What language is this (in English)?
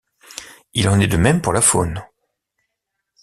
French